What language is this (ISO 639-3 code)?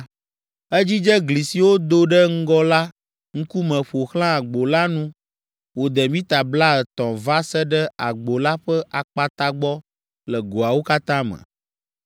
ewe